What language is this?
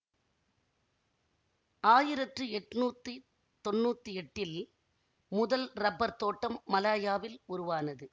Tamil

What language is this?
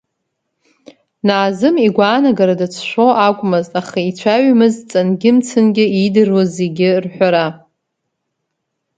Abkhazian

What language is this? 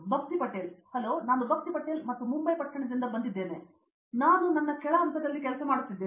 Kannada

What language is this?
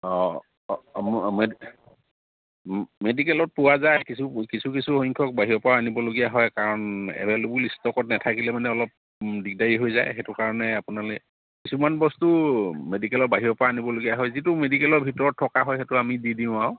Assamese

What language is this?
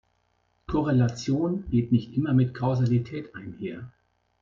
German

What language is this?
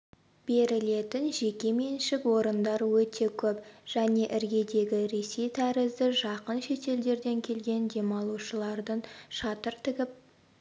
Kazakh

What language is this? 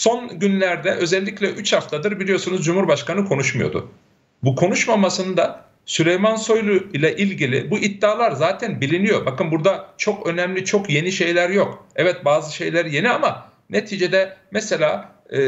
Turkish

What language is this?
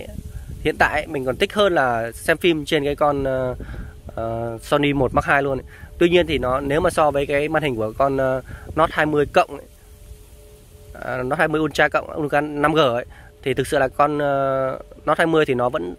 Vietnamese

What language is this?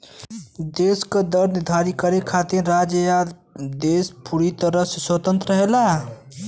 Bhojpuri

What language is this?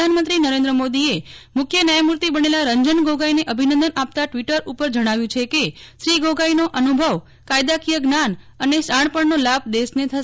Gujarati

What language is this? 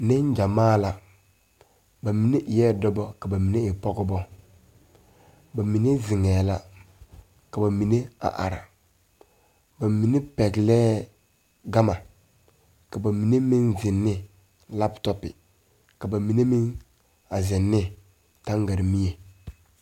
Southern Dagaare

